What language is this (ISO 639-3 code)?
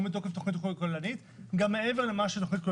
heb